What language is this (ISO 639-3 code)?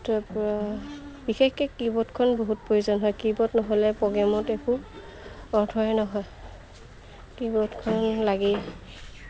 asm